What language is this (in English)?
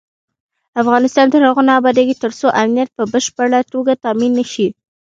Pashto